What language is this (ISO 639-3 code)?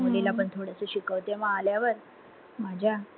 mar